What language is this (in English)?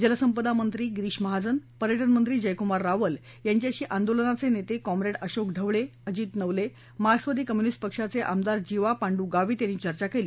Marathi